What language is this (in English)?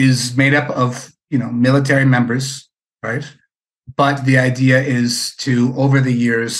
English